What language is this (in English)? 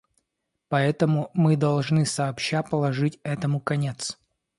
Russian